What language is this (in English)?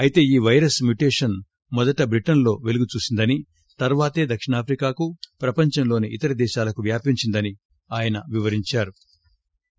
Telugu